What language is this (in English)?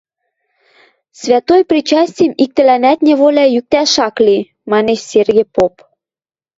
Western Mari